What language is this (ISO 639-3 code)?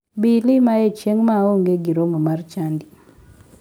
luo